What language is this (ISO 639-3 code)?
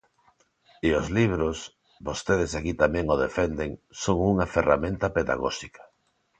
glg